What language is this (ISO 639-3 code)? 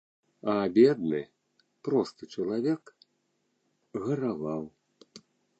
bel